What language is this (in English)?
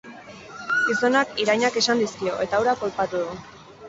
Basque